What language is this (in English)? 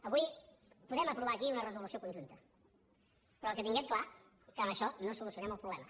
Catalan